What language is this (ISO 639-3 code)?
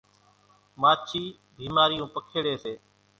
gjk